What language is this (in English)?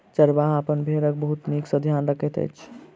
Maithili